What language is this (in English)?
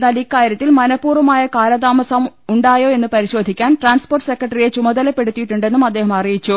Malayalam